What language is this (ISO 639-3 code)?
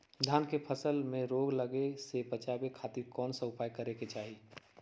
mag